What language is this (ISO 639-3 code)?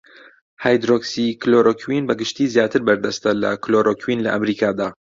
ckb